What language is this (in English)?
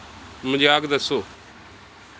Punjabi